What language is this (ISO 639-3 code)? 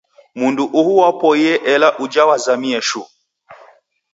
dav